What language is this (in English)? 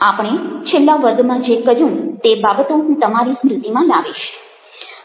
Gujarati